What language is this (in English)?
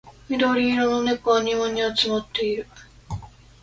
Japanese